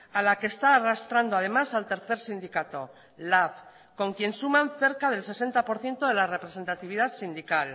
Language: Spanish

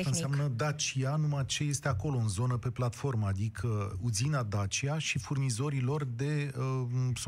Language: Romanian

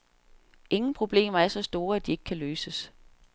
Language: Danish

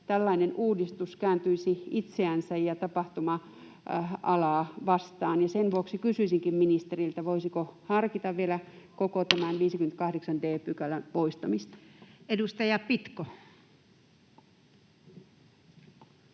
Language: Finnish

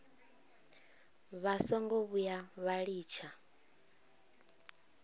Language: Venda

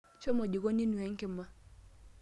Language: Masai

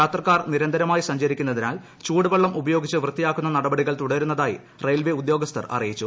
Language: Malayalam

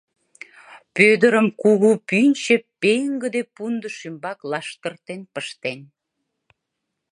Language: Mari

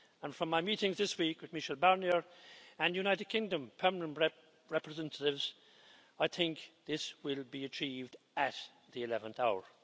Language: English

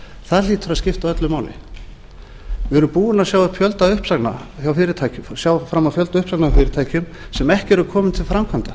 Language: Icelandic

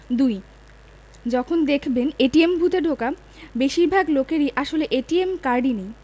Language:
Bangla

